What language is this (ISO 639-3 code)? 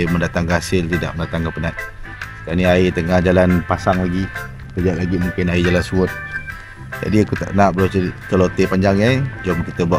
msa